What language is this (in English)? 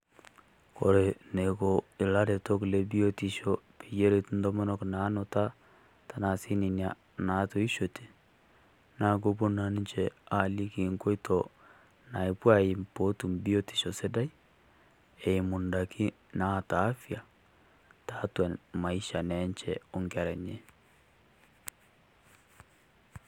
Masai